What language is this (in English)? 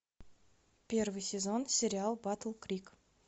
Russian